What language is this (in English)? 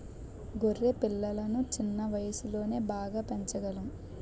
Telugu